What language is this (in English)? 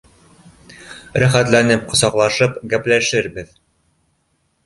Bashkir